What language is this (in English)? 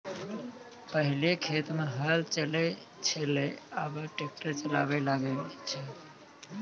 Maithili